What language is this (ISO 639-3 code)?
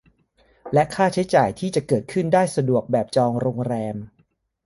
tha